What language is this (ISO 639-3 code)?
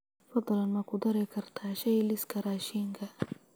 som